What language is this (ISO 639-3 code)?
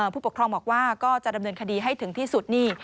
tha